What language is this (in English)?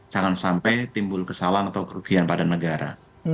Indonesian